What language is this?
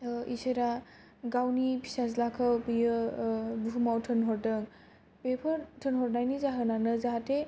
Bodo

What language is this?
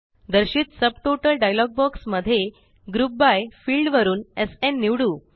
Marathi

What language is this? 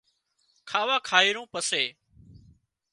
Wadiyara Koli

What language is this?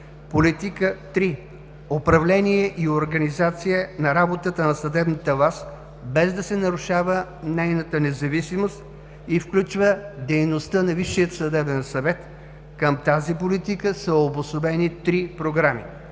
Bulgarian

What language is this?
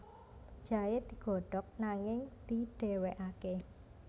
Javanese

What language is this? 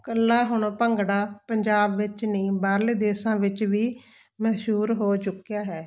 Punjabi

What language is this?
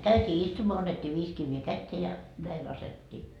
Finnish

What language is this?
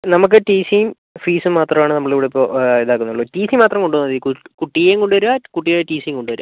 Malayalam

